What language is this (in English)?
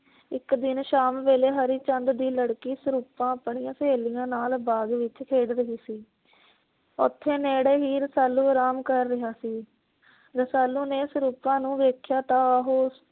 Punjabi